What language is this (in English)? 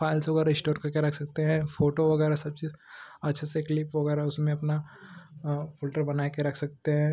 Hindi